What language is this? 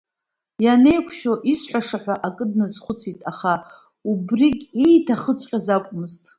Abkhazian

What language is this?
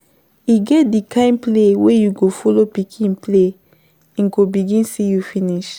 Nigerian Pidgin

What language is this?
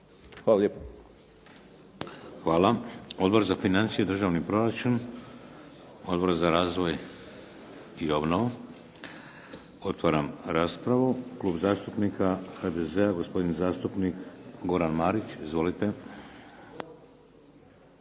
Croatian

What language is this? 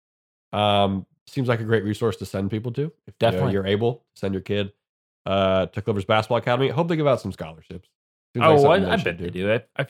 English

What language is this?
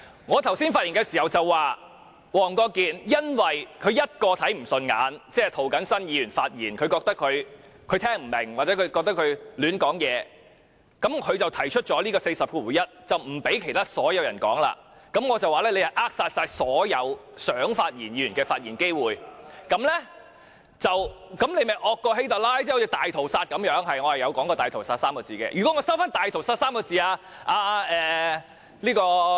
Cantonese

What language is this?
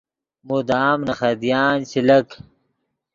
Yidgha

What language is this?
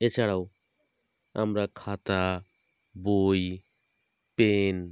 Bangla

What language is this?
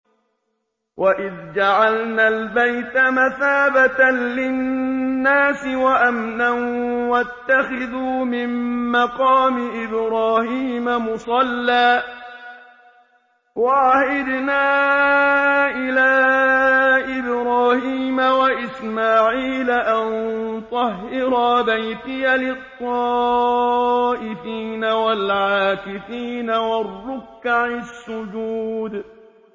Arabic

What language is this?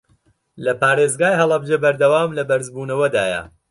Central Kurdish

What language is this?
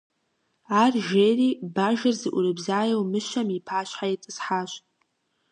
Kabardian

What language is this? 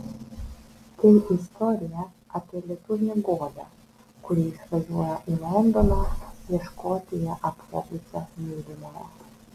Lithuanian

